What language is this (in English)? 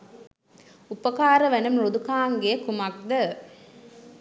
Sinhala